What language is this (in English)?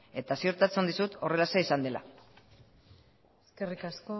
Basque